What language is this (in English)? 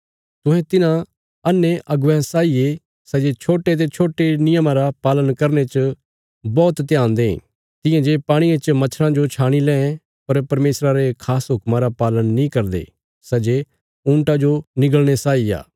Bilaspuri